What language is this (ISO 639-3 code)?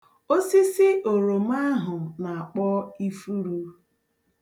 ibo